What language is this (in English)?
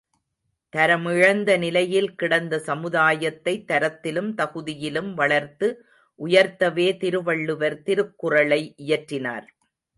Tamil